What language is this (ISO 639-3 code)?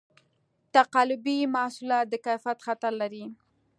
pus